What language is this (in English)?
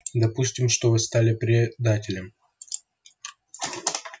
Russian